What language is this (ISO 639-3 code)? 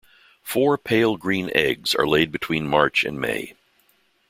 eng